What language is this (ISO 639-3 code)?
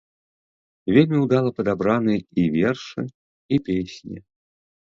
bel